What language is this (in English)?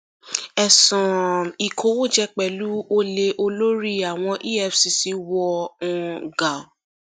Yoruba